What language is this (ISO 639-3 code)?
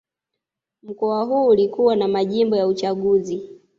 swa